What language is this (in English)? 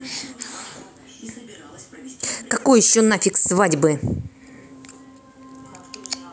Russian